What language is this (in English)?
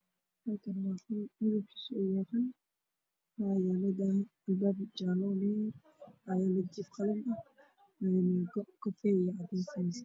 Somali